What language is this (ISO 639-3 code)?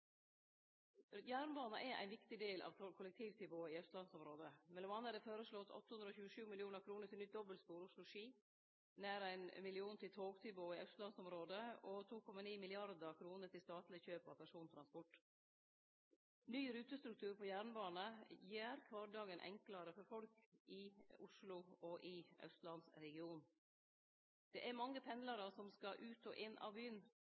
nno